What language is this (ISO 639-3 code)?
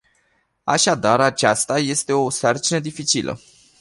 ron